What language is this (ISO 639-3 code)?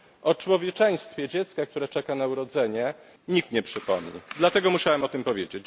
pol